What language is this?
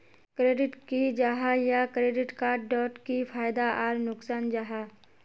Magahi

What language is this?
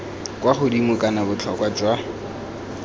Tswana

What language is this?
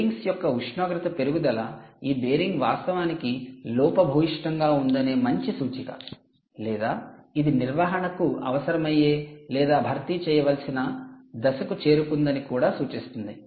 Telugu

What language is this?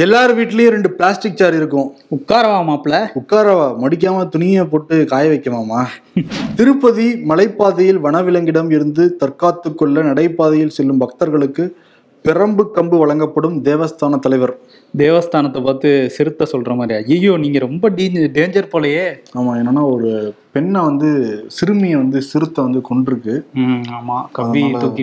Tamil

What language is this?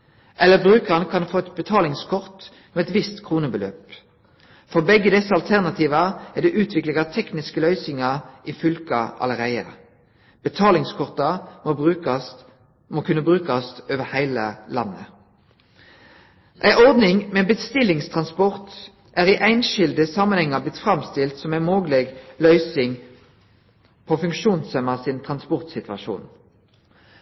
Norwegian Nynorsk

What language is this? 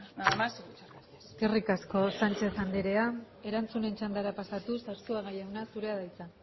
Basque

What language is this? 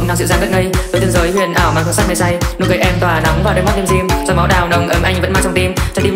Vietnamese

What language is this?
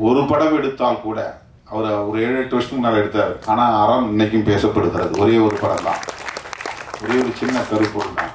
Korean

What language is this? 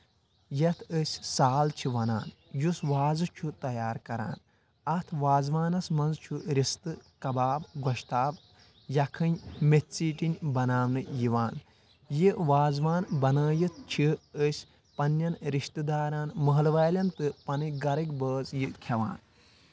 Kashmiri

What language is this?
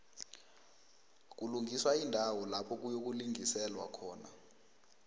South Ndebele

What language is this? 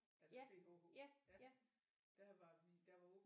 Danish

